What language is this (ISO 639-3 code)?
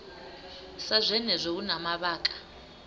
ven